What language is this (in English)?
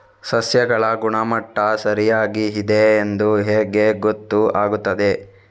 Kannada